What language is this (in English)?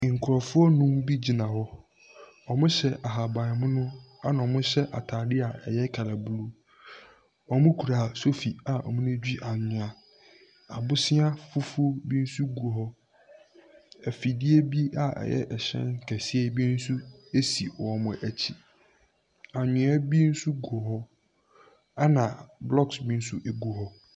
Akan